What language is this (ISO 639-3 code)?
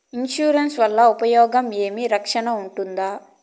tel